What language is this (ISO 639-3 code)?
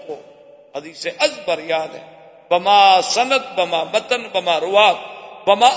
urd